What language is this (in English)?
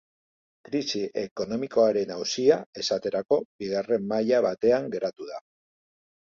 Basque